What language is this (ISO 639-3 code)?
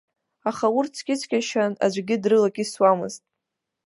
abk